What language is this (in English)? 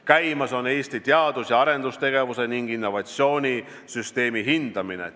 Estonian